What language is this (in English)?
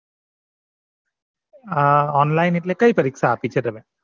Gujarati